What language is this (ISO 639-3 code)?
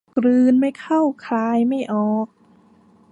tha